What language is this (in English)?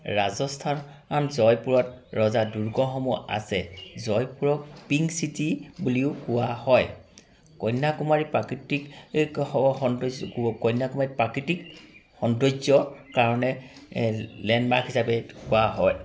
Assamese